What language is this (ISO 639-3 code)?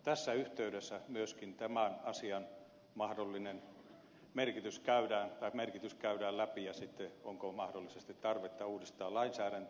fin